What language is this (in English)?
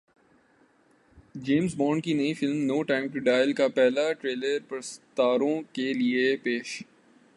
Urdu